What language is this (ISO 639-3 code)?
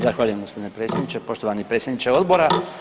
hrv